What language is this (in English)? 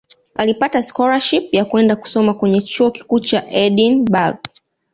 Swahili